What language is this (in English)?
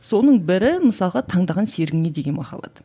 Kazakh